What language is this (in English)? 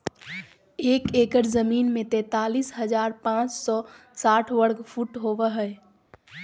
Magahi